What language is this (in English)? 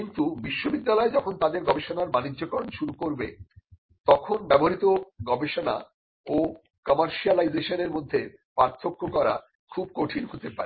Bangla